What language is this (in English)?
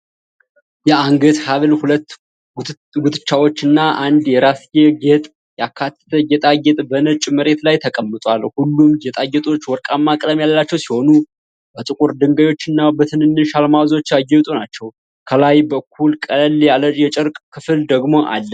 Amharic